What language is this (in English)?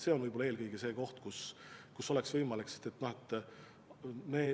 Estonian